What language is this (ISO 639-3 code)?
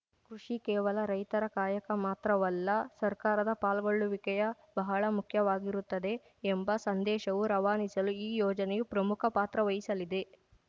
kan